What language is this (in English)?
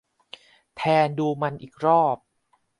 Thai